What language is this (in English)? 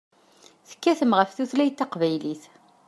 Kabyle